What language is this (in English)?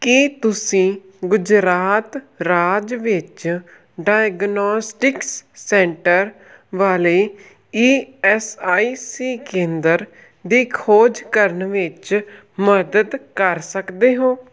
Punjabi